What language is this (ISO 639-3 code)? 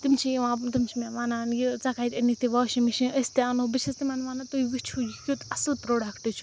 kas